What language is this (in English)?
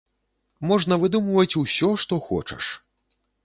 Belarusian